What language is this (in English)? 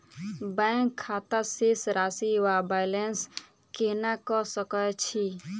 Maithili